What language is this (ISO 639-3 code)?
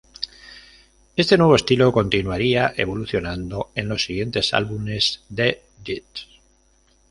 spa